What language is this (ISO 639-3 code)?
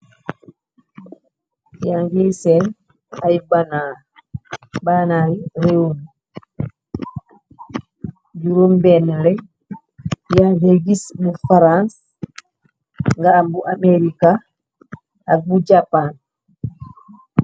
wol